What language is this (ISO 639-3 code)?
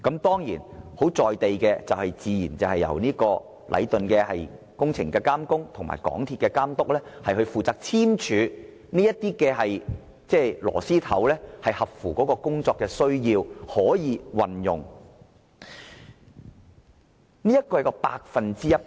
yue